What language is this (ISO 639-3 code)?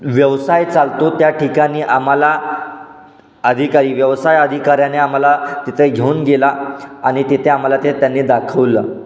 mar